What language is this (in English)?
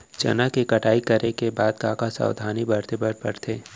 Chhattisgarhi